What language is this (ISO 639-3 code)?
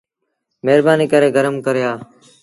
sbn